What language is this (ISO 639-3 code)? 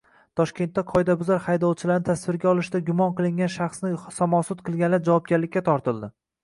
uzb